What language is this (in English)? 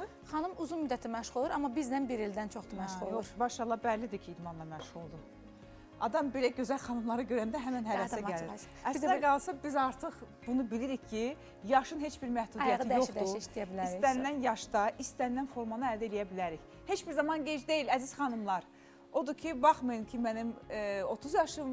Turkish